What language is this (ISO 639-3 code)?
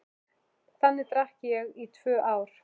isl